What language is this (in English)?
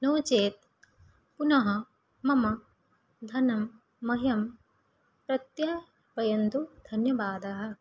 Sanskrit